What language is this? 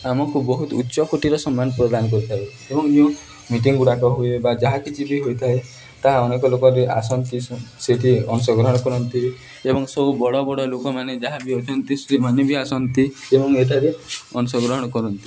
Odia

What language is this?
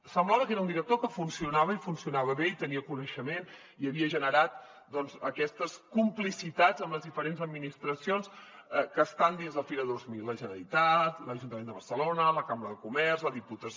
Catalan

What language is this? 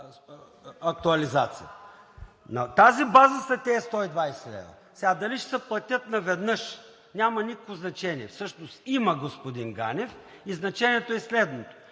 Bulgarian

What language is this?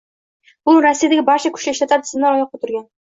Uzbek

